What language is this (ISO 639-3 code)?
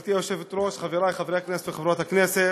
heb